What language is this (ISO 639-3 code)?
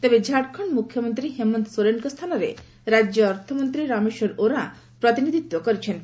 ori